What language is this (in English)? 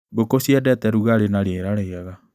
Kikuyu